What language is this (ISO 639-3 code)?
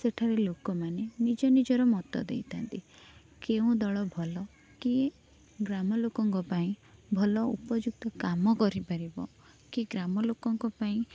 ori